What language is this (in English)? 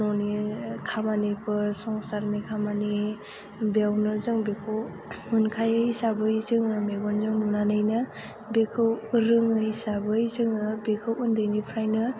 Bodo